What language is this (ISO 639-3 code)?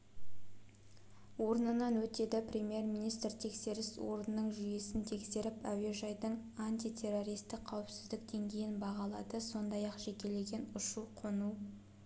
kaz